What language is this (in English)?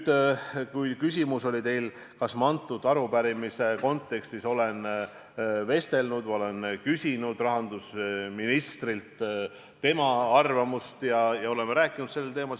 Estonian